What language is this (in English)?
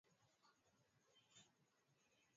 Swahili